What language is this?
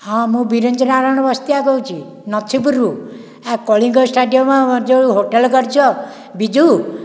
Odia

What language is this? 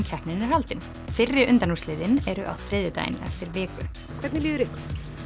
Icelandic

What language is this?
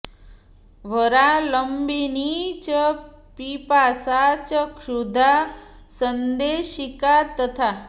Sanskrit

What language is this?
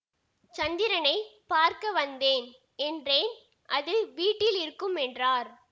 Tamil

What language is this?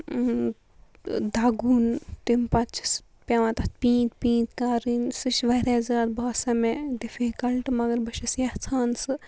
Kashmiri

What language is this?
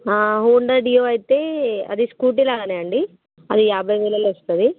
Telugu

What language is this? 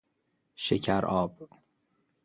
Persian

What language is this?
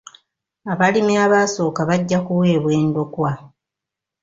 Ganda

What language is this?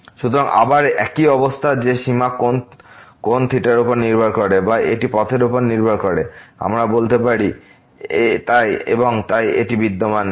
Bangla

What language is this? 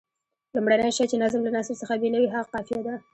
Pashto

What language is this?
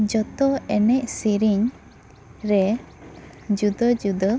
Santali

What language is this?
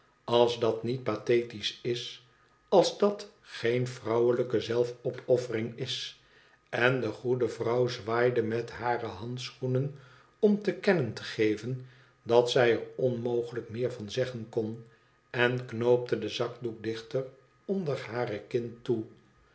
Dutch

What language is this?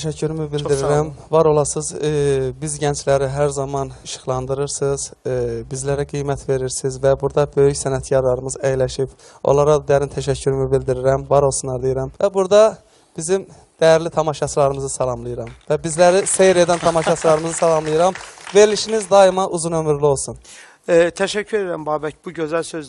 Turkish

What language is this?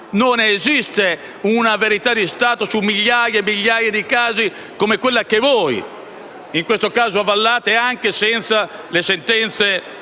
Italian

